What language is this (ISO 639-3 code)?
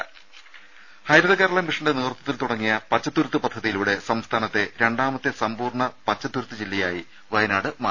mal